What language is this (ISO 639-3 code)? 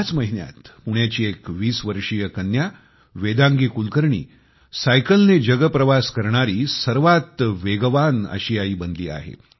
mar